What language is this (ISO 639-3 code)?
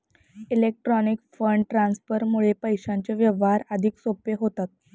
mar